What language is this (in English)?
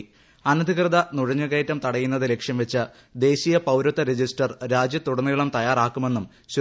Malayalam